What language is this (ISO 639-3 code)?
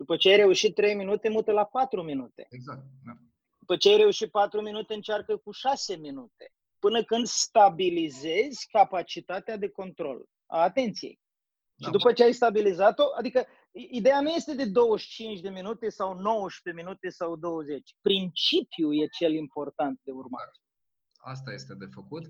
ron